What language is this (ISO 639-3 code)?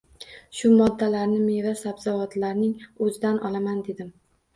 uzb